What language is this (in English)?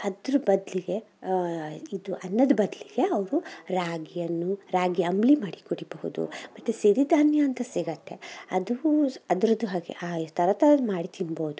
Kannada